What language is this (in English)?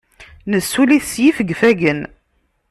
Kabyle